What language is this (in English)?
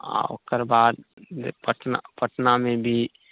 Maithili